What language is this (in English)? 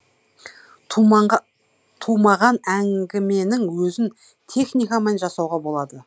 Kazakh